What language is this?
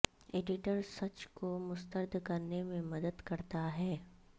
Urdu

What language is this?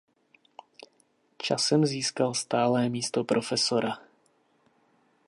Czech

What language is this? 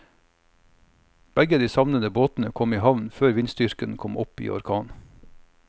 Norwegian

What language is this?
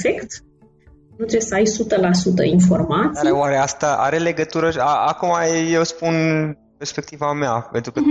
Romanian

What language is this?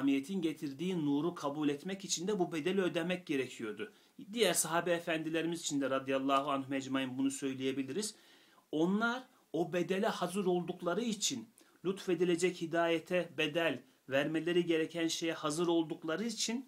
Turkish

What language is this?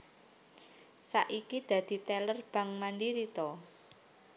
Javanese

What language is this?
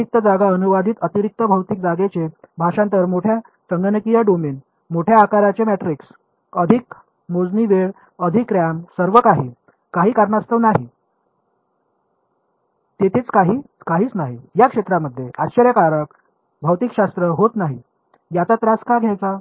Marathi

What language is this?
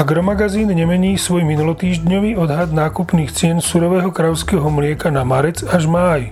Slovak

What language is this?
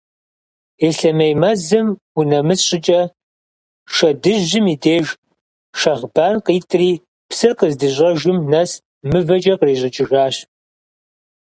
Kabardian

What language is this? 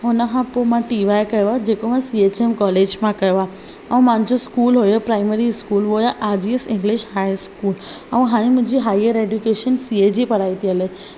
Sindhi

